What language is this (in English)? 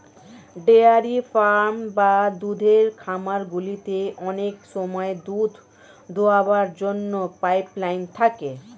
Bangla